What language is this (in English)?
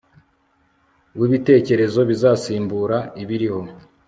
Kinyarwanda